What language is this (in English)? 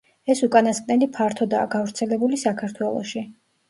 Georgian